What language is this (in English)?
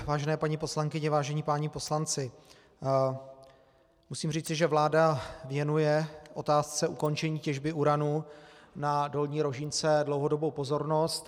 Czech